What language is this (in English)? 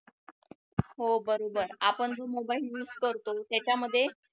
Marathi